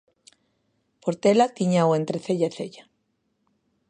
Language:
Galician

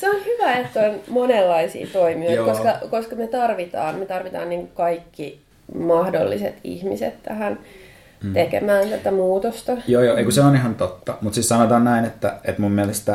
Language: Finnish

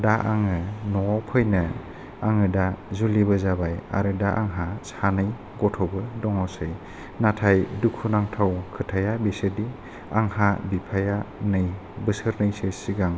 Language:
Bodo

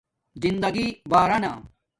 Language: Domaaki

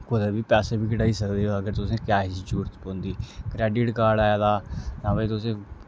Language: Dogri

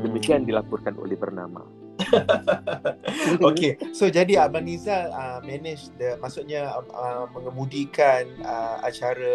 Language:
Malay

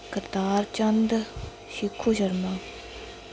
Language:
Dogri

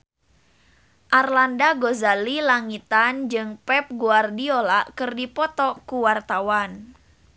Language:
Sundanese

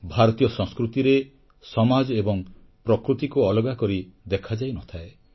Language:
Odia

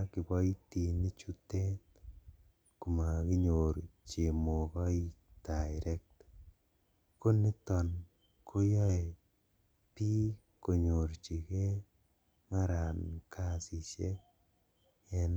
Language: Kalenjin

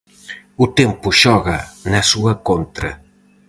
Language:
Galician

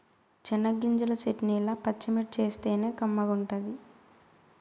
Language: Telugu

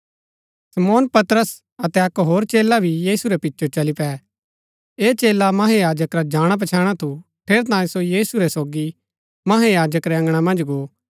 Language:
Gaddi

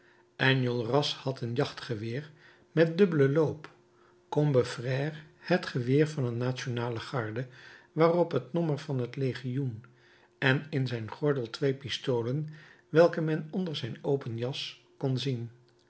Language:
Dutch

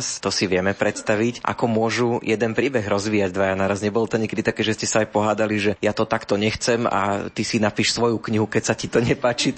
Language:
Slovak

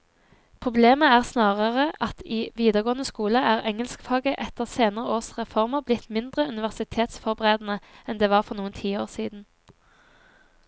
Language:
Norwegian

